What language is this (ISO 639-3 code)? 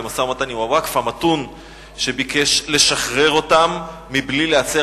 heb